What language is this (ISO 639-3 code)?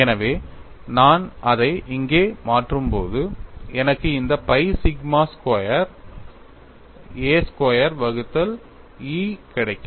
tam